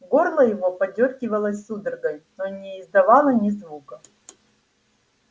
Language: Russian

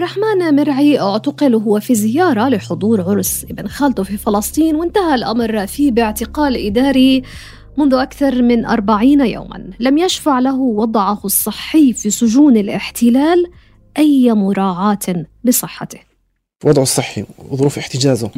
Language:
Arabic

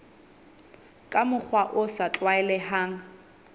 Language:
Southern Sotho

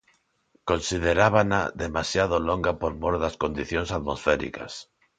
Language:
Galician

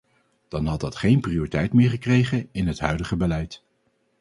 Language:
Dutch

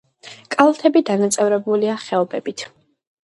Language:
Georgian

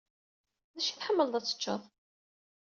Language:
Kabyle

